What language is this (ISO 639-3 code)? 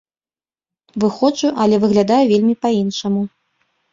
bel